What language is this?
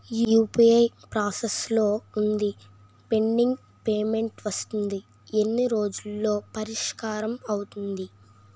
Telugu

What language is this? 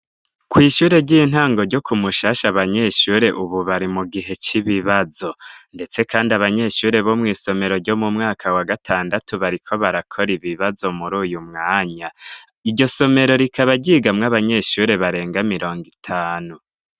Rundi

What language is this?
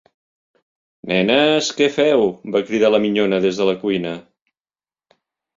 Catalan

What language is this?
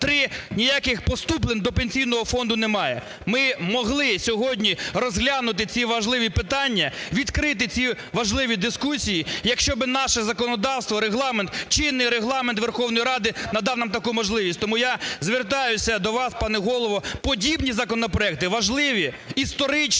Ukrainian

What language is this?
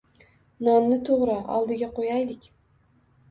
Uzbek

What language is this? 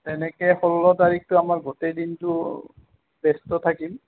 Assamese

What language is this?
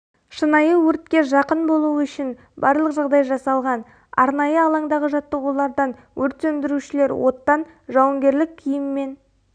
Kazakh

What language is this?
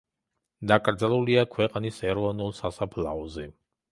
Georgian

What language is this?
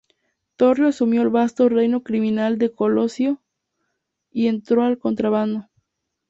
Spanish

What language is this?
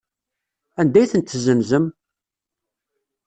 Kabyle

